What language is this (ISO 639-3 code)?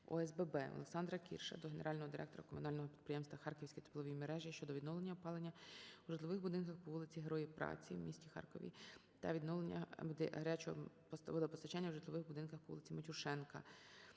ukr